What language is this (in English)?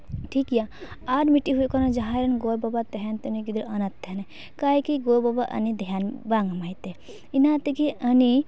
Santali